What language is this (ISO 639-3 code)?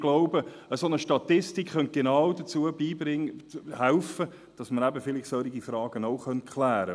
gsw